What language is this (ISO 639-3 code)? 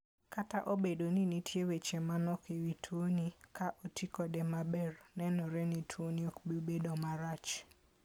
luo